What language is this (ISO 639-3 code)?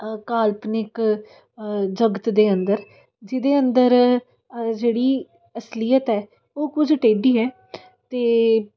pan